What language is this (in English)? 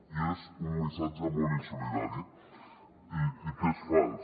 Catalan